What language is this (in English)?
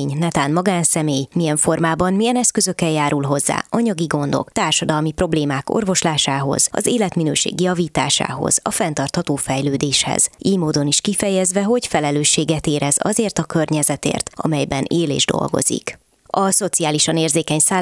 Hungarian